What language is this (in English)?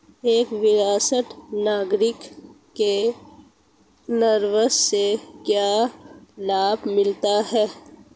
Hindi